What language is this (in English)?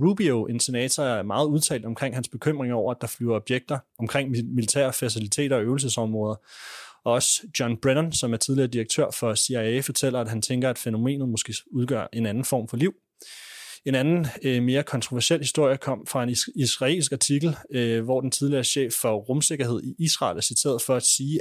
Danish